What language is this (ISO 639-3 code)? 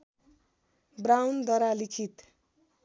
nep